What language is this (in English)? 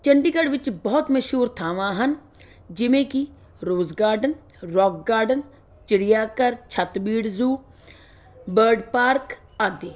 Punjabi